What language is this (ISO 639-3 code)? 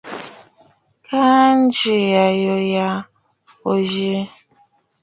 bfd